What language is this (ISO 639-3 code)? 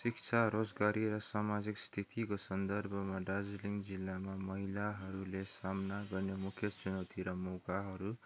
nep